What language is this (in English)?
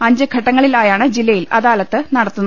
Malayalam